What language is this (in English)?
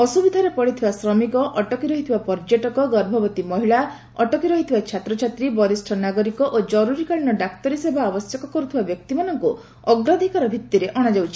Odia